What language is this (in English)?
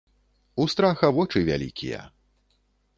Belarusian